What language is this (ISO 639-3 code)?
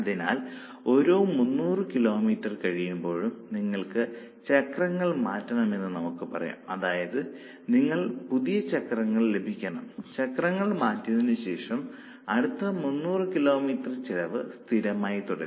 mal